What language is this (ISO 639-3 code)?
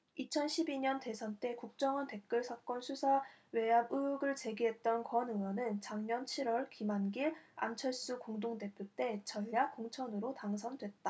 kor